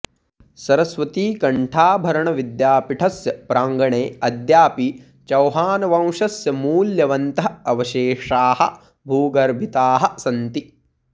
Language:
Sanskrit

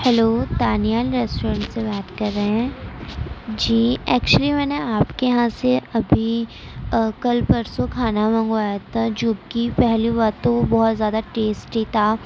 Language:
Urdu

